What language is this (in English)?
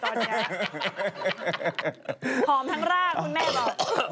Thai